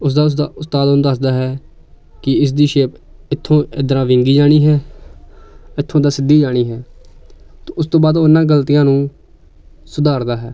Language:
Punjabi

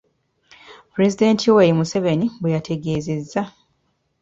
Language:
Ganda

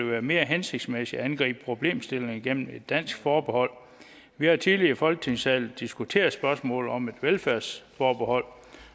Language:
Danish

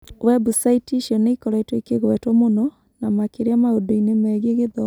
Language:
Kikuyu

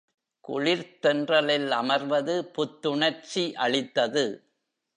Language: Tamil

